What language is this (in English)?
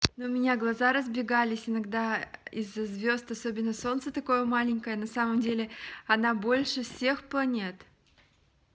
Russian